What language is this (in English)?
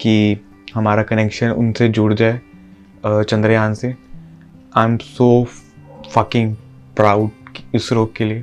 Hindi